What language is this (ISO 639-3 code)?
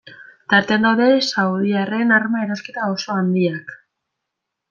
eus